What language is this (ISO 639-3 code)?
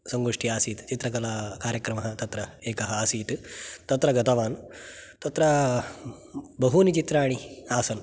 san